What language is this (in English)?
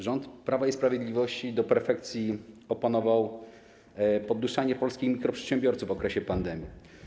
Polish